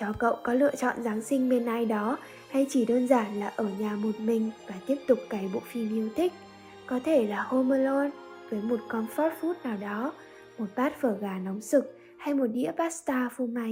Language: Vietnamese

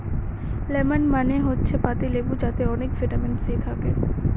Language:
Bangla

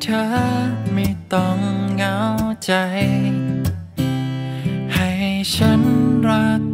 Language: Thai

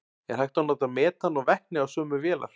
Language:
Icelandic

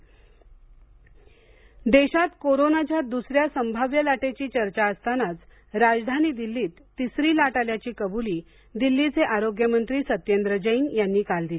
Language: Marathi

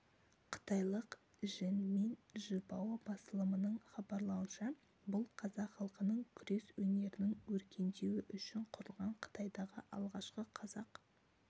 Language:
Kazakh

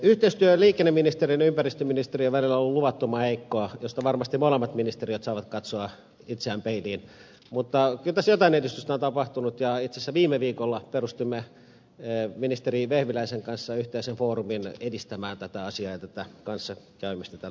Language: Finnish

